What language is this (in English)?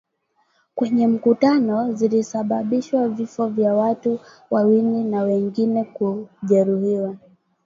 Swahili